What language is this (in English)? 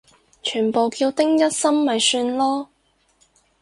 Cantonese